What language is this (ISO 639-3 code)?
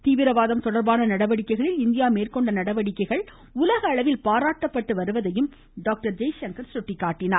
tam